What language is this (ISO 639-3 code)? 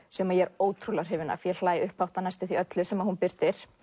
isl